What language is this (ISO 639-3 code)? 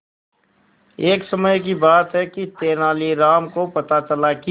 hin